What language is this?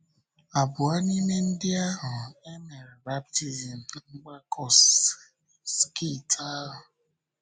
Igbo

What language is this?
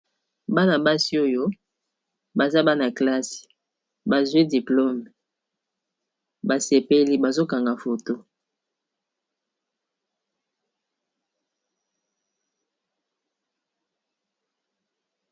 Lingala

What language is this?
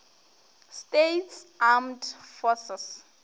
Northern Sotho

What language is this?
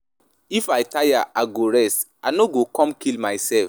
Nigerian Pidgin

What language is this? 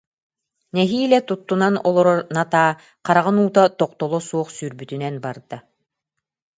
Yakut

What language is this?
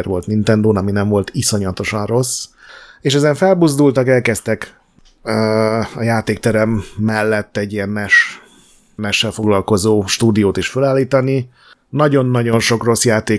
Hungarian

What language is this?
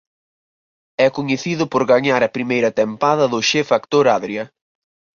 Galician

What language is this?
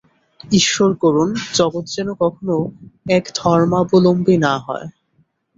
Bangla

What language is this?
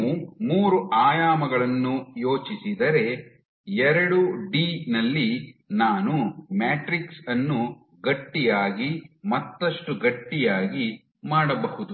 Kannada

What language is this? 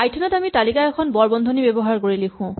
Assamese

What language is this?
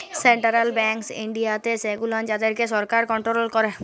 Bangla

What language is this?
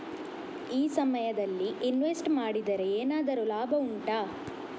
Kannada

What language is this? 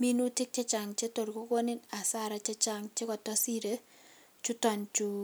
Kalenjin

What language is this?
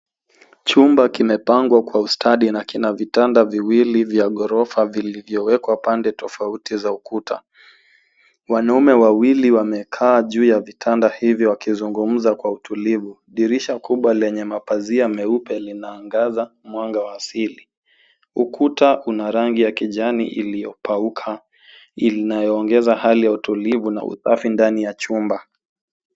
Swahili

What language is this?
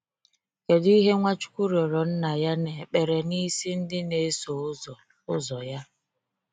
Igbo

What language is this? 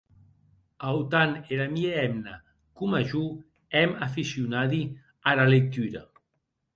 Occitan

